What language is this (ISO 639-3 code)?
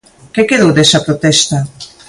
glg